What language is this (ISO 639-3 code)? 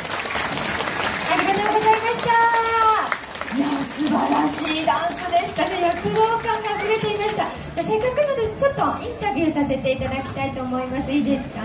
jpn